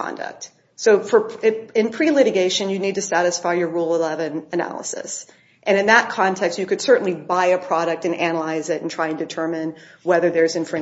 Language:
English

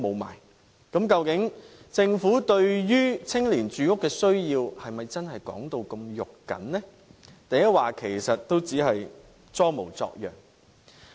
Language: Cantonese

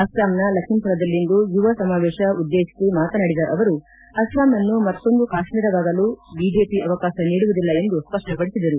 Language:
Kannada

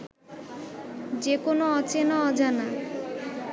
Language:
Bangla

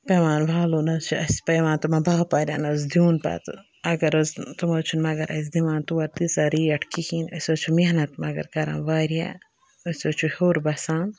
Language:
Kashmiri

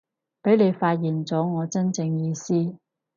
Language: Cantonese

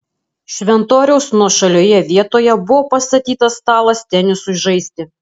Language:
Lithuanian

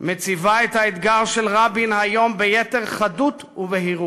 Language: Hebrew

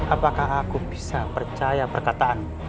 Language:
Indonesian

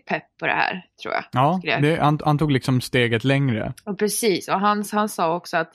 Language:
Swedish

